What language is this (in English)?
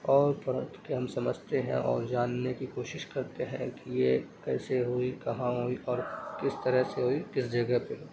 Urdu